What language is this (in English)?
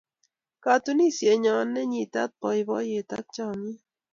Kalenjin